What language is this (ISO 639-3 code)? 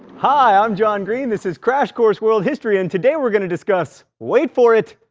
eng